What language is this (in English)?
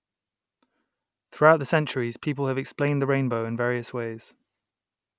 English